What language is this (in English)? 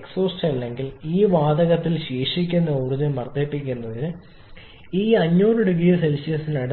Malayalam